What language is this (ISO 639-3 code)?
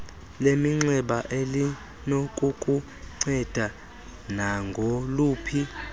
xho